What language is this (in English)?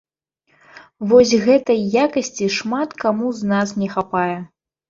Belarusian